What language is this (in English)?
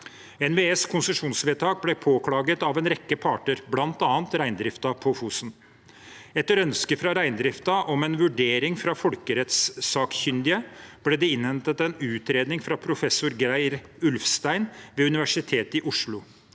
Norwegian